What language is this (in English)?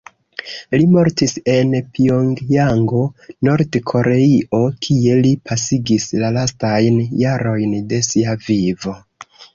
Esperanto